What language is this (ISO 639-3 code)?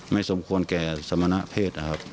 tha